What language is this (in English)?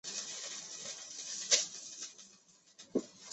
Chinese